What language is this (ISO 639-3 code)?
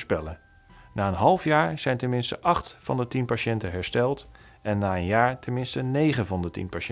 nld